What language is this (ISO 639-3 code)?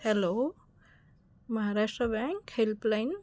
mar